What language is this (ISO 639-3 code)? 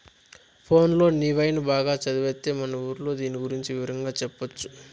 tel